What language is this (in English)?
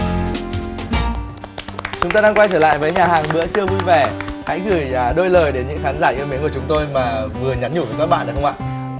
Vietnamese